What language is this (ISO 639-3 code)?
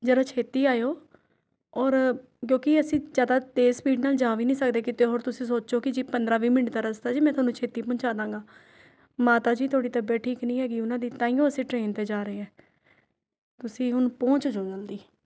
pan